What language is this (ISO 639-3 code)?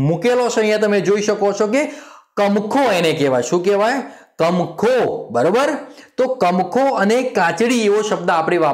hin